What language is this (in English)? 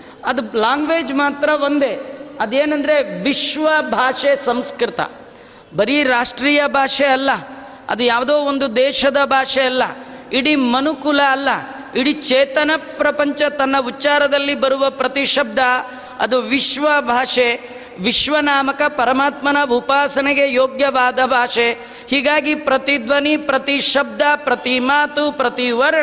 Kannada